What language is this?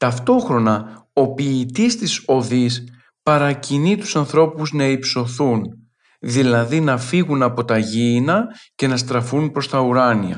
Greek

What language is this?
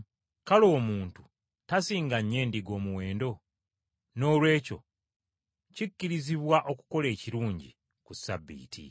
Ganda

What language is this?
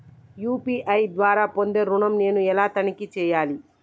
Telugu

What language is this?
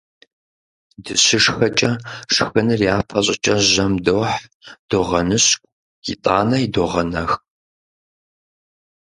Kabardian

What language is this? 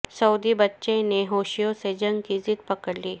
Urdu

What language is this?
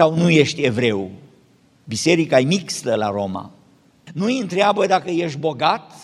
Romanian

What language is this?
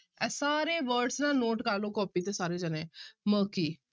Punjabi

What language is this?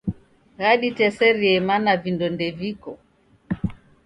Taita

